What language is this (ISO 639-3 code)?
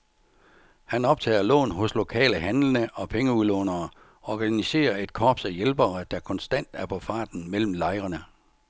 dan